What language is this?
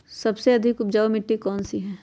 Magahi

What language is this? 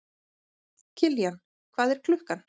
Icelandic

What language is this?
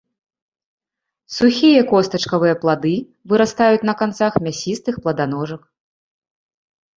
Belarusian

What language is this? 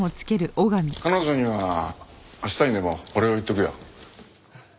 Japanese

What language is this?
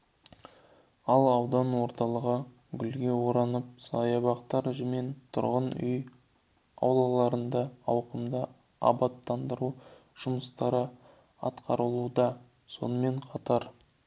Kazakh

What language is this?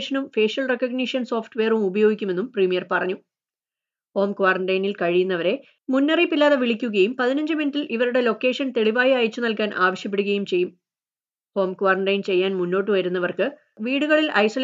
Malayalam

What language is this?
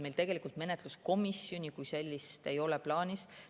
Estonian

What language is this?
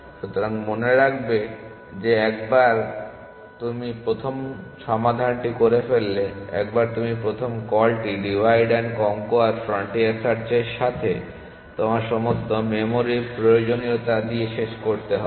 Bangla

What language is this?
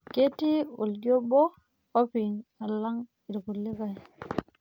Masai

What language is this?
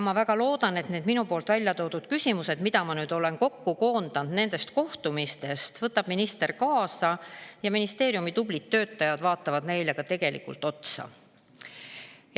Estonian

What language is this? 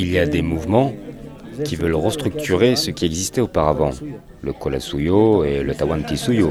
French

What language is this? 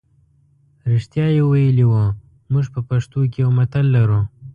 Pashto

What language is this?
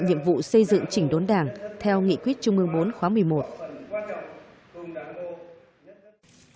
Vietnamese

